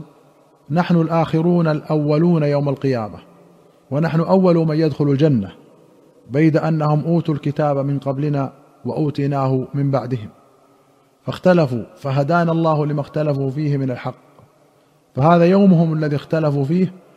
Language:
Arabic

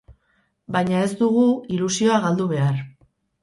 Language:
Basque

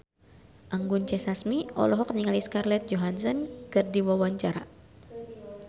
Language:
Sundanese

